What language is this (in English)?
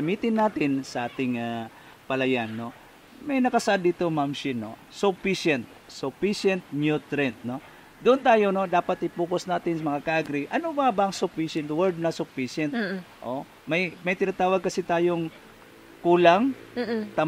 Filipino